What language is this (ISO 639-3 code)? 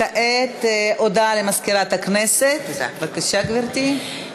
heb